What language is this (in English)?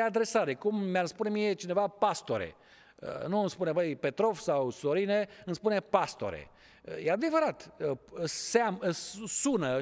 Romanian